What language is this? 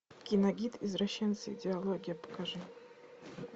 Russian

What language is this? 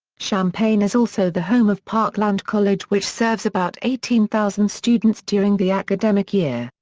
English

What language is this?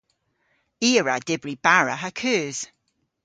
Cornish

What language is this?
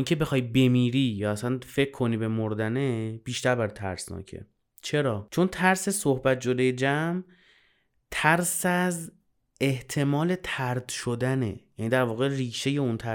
Persian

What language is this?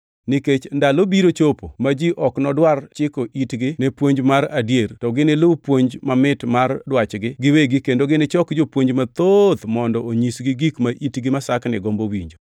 Luo (Kenya and Tanzania)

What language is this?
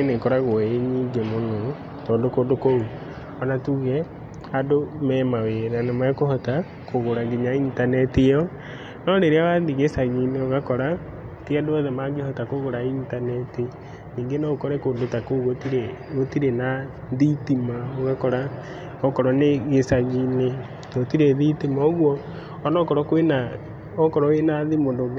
Kikuyu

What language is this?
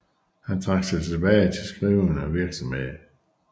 Danish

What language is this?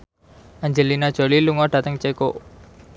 Javanese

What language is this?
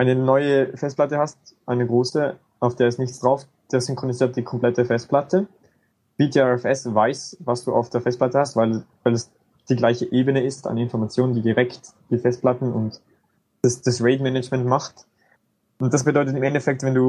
German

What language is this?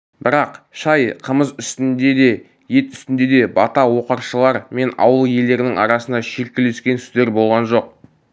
Kazakh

